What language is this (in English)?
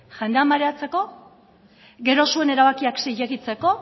Basque